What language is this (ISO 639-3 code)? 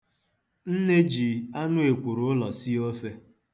ibo